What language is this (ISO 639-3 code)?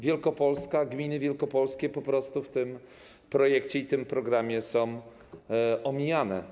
pol